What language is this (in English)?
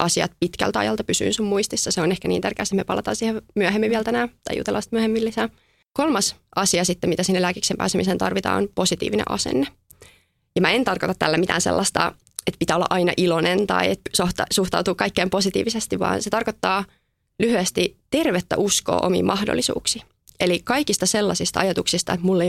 Finnish